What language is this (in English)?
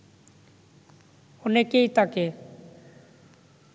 Bangla